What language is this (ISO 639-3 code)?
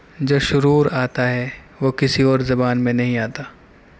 urd